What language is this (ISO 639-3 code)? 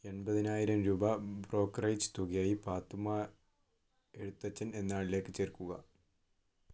mal